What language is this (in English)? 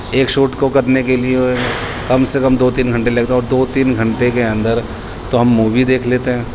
Urdu